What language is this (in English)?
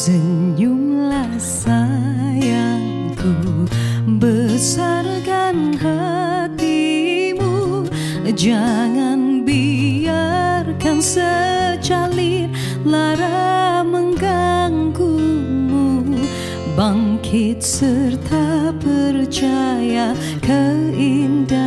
Malay